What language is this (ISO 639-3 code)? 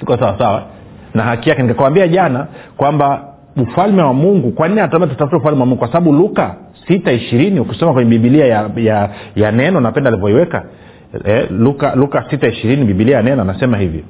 swa